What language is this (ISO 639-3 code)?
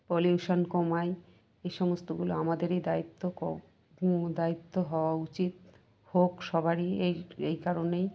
ben